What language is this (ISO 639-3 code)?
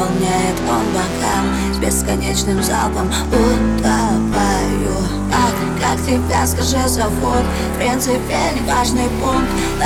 rus